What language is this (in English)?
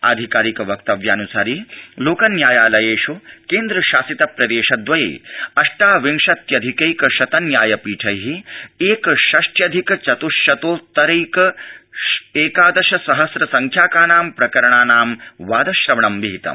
Sanskrit